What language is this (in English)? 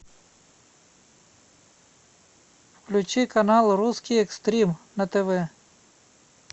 Russian